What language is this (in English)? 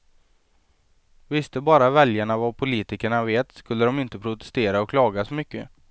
Swedish